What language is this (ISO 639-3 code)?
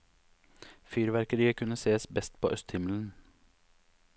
nor